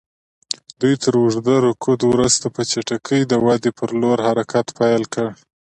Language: Pashto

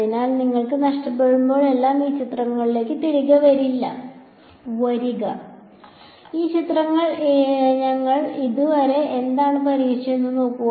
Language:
Malayalam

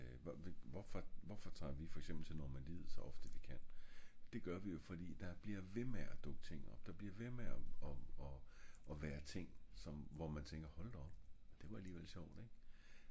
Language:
Danish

